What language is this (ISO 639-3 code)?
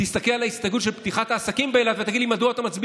heb